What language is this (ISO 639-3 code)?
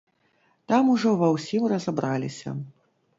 bel